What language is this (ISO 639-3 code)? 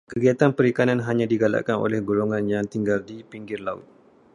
msa